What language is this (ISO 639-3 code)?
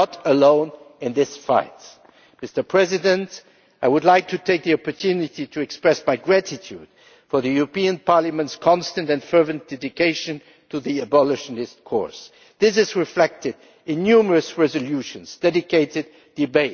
eng